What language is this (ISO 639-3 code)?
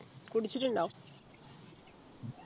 mal